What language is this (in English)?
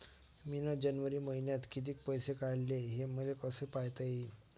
Marathi